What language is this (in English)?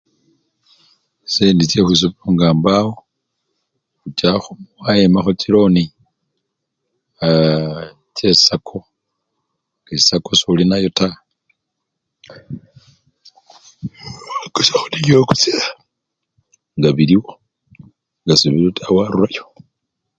Luyia